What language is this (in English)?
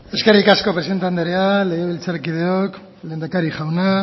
Basque